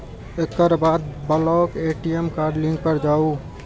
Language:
Maithili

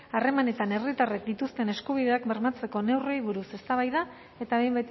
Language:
Basque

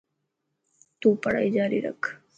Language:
Dhatki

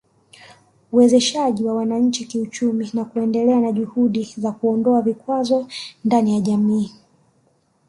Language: Swahili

